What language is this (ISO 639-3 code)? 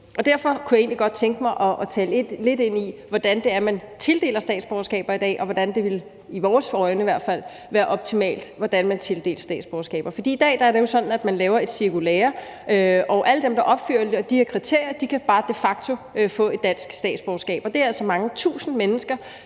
dan